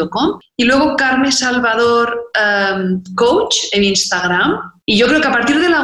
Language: Spanish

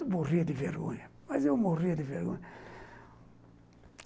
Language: Portuguese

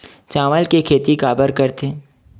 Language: Chhattisgarhi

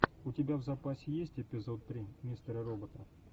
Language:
Russian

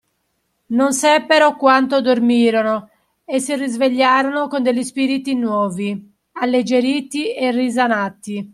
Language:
Italian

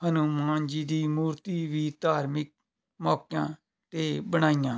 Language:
Punjabi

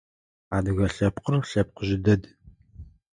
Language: Adyghe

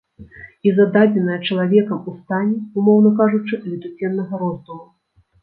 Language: Belarusian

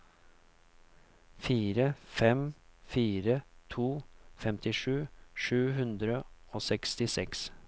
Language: Norwegian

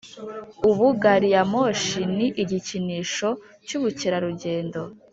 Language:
Kinyarwanda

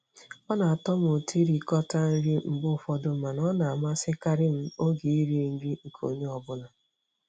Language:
Igbo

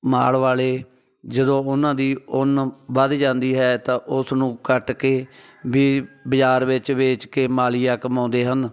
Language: Punjabi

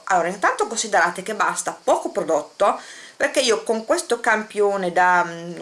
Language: Italian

